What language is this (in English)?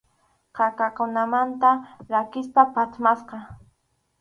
Arequipa-La Unión Quechua